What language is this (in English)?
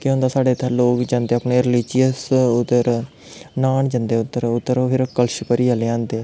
Dogri